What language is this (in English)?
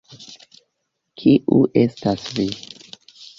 Esperanto